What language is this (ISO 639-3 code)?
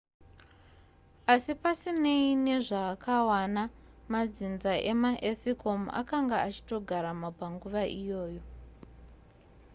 sna